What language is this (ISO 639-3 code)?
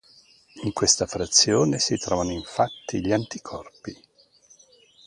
ita